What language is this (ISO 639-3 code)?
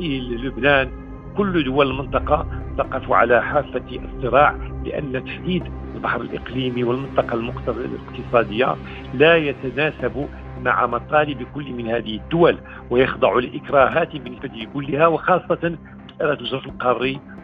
ara